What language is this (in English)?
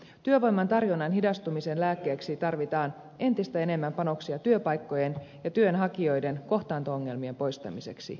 Finnish